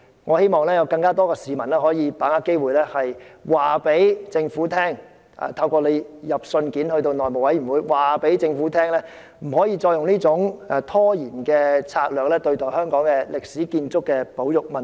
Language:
Cantonese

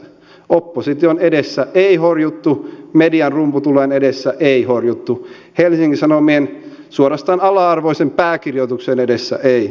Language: Finnish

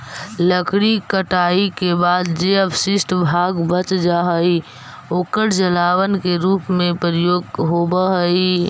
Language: Magahi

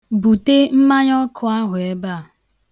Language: Igbo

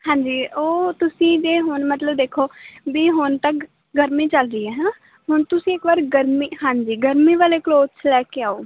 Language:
Punjabi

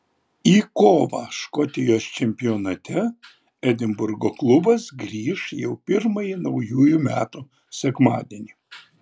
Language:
Lithuanian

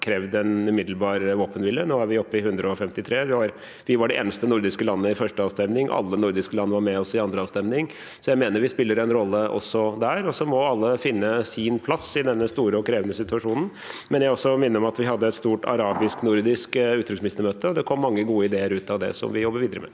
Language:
Norwegian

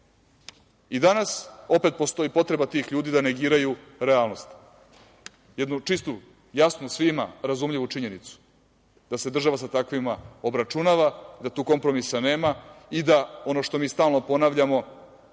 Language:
Serbian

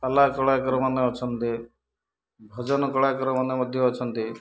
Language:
Odia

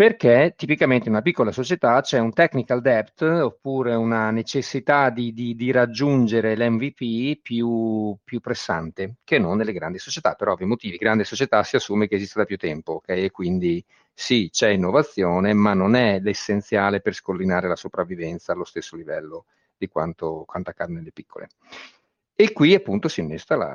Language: Italian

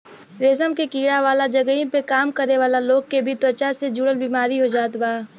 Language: Bhojpuri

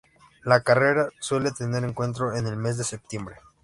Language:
Spanish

